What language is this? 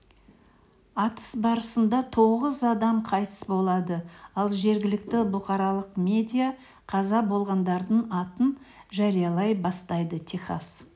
Kazakh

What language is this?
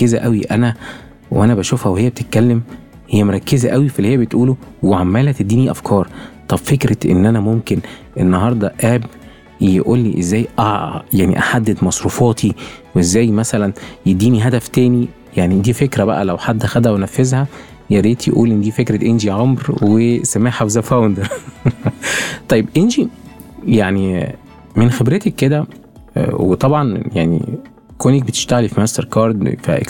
Arabic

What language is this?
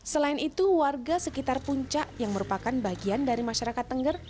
Indonesian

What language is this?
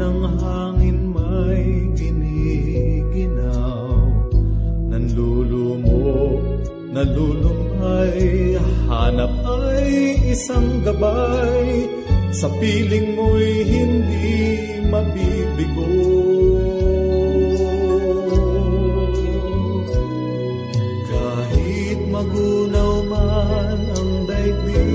Filipino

